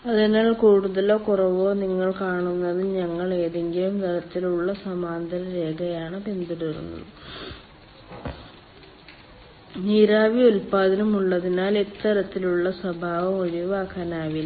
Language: Malayalam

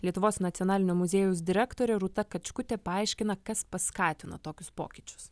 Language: Lithuanian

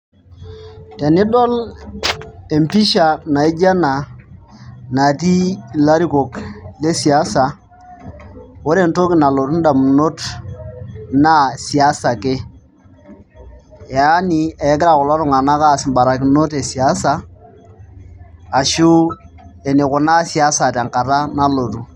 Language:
Masai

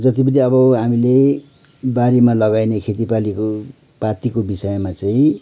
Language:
Nepali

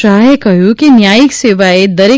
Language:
Gujarati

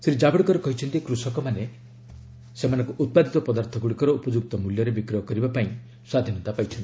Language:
Odia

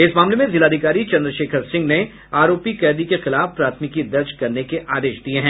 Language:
Hindi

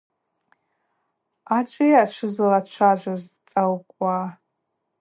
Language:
Abaza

